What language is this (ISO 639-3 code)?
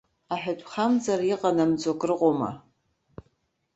abk